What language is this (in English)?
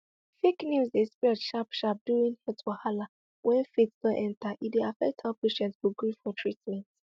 Nigerian Pidgin